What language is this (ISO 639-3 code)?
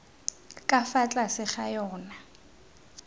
tsn